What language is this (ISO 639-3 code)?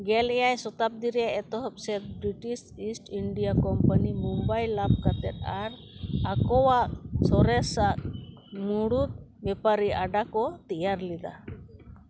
sat